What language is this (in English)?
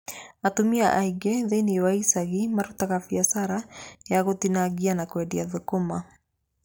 Kikuyu